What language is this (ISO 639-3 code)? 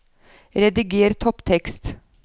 nor